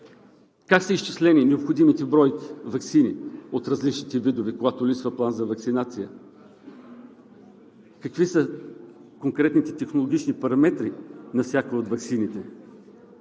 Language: Bulgarian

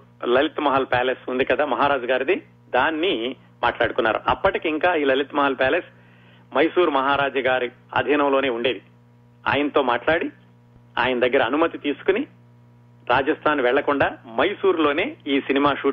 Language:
Telugu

